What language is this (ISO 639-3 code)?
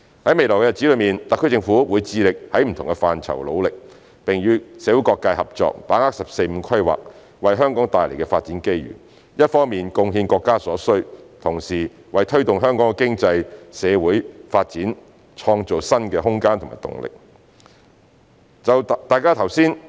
yue